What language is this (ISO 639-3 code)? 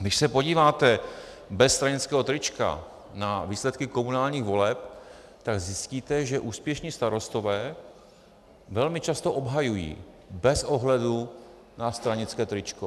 ces